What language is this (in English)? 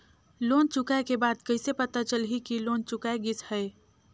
Chhattisgarhi